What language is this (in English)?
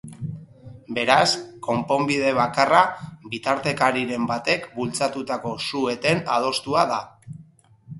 Basque